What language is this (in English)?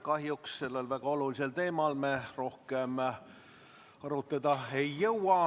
Estonian